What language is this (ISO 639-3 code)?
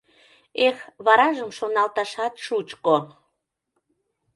chm